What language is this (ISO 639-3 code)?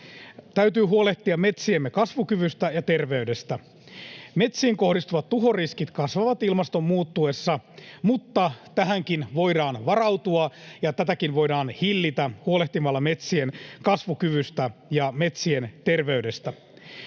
fin